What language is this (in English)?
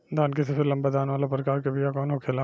Bhojpuri